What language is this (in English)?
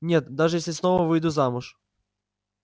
Russian